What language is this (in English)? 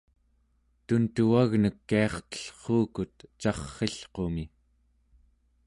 Central Yupik